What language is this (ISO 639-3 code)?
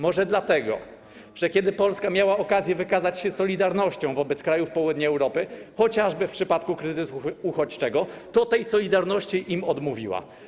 pol